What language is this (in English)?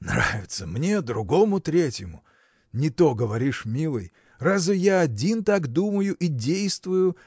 Russian